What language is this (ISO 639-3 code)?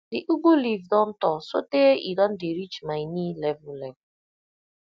pcm